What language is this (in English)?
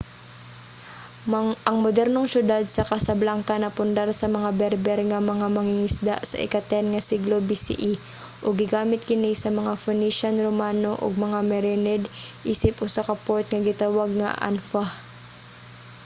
Cebuano